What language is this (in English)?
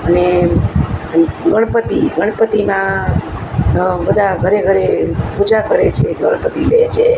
Gujarati